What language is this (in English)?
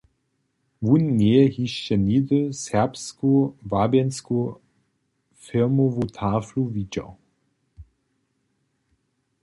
Upper Sorbian